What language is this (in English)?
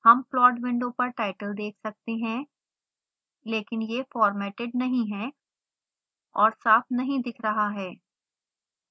Hindi